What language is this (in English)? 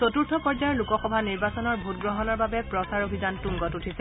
Assamese